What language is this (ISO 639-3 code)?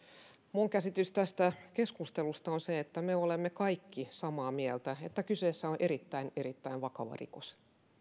fin